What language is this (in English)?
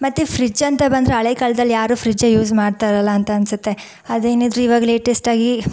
Kannada